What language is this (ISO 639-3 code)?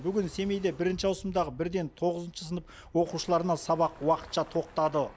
kaz